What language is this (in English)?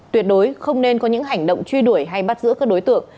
Vietnamese